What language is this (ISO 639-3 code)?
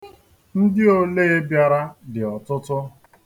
ibo